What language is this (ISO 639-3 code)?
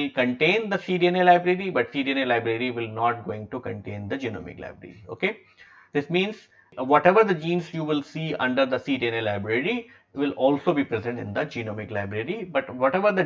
eng